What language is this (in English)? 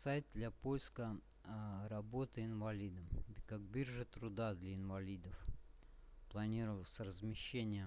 Russian